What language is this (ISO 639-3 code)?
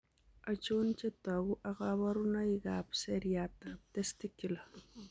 kln